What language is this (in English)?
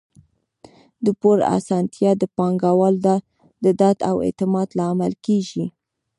Pashto